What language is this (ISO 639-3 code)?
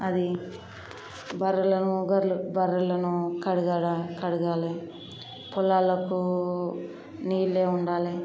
tel